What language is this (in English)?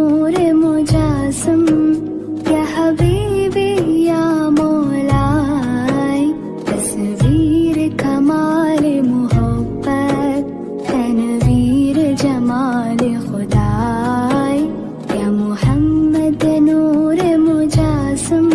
Punjabi